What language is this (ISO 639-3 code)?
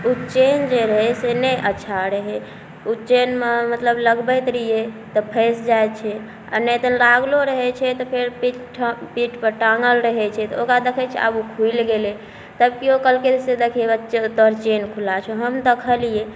mai